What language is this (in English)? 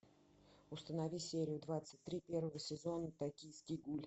Russian